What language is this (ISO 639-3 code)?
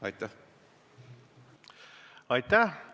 est